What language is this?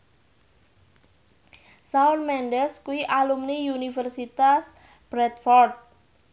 Javanese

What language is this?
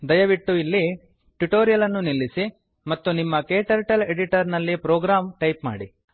Kannada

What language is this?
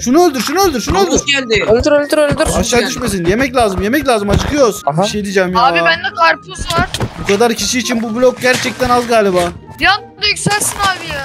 Turkish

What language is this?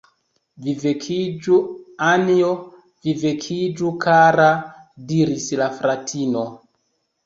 Esperanto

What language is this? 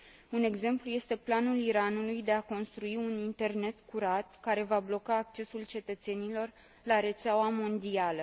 Romanian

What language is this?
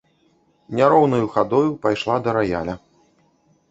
Belarusian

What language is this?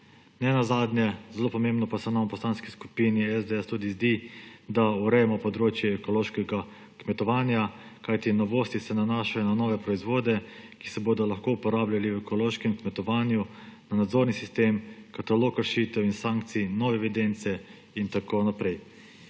Slovenian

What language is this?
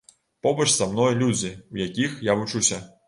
Belarusian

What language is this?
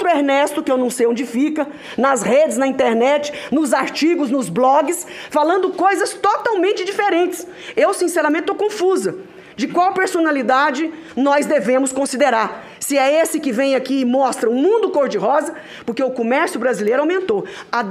Portuguese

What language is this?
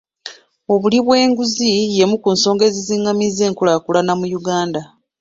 Ganda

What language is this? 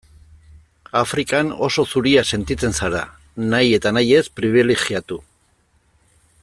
Basque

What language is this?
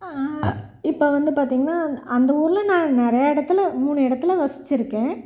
Tamil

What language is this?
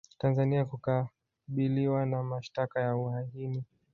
Swahili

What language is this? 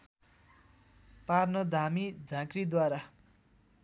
Nepali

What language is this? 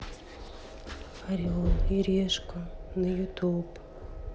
Russian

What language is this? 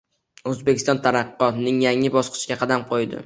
Uzbek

